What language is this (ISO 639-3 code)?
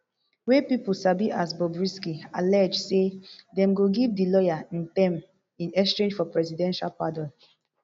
pcm